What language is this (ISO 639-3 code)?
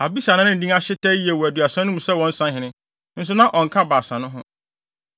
aka